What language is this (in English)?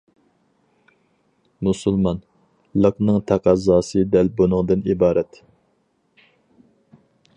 Uyghur